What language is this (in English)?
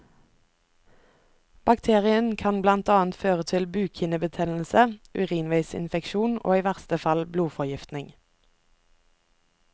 Norwegian